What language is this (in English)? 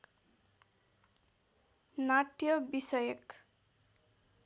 Nepali